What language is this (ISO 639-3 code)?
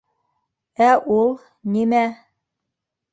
bak